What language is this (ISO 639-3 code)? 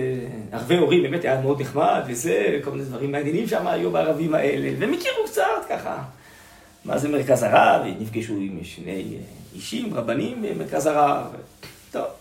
heb